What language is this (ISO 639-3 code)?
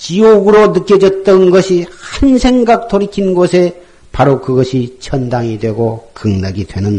kor